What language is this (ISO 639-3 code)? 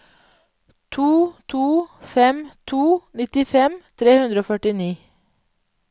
nor